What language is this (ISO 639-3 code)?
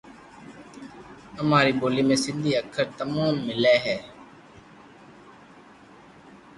lrk